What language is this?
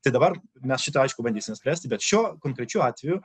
Lithuanian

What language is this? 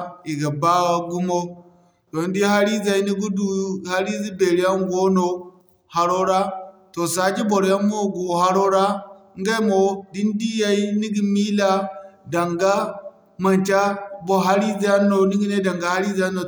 Zarma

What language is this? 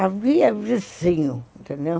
Portuguese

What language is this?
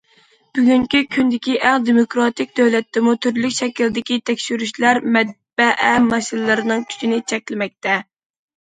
Uyghur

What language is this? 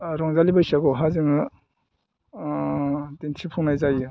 Bodo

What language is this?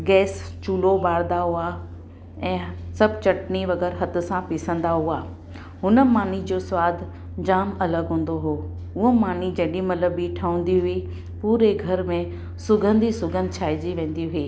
Sindhi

